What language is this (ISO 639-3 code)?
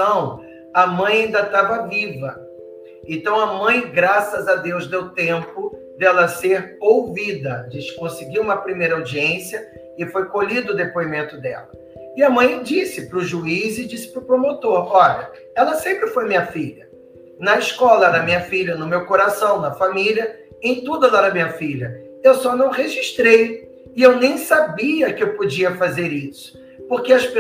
por